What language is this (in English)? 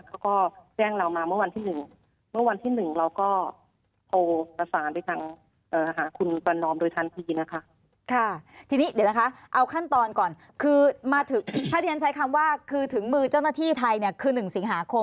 Thai